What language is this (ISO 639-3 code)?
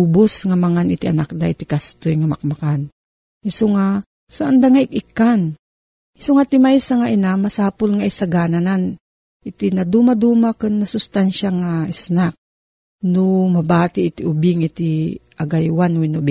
fil